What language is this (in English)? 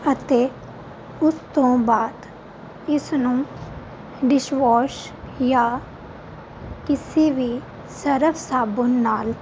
Punjabi